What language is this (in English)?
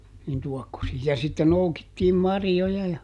Finnish